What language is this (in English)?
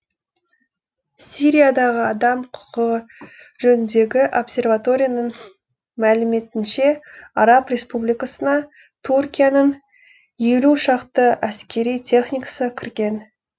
Kazakh